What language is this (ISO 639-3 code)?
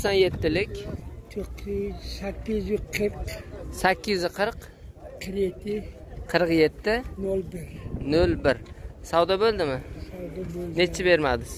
tur